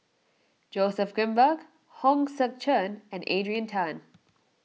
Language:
English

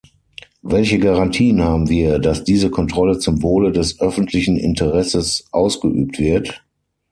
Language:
German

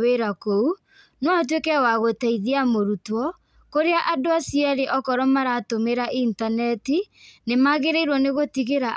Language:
Kikuyu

